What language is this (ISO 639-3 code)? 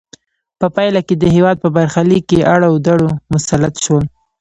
pus